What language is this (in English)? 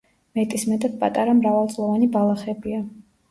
Georgian